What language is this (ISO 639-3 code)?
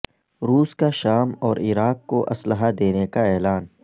urd